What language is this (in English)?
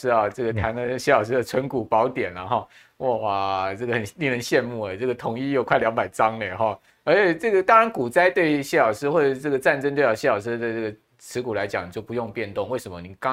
Chinese